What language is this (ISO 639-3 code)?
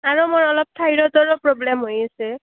asm